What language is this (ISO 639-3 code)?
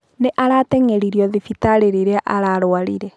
kik